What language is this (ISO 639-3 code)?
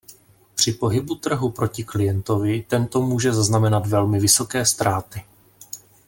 ces